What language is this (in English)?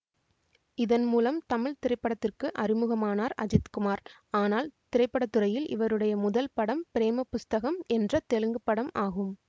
Tamil